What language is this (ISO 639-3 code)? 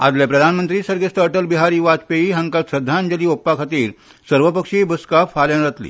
kok